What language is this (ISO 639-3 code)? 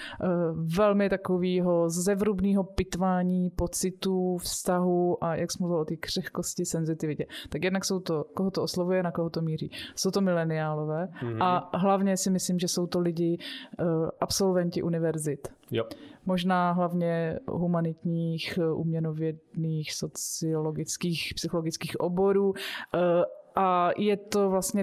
ces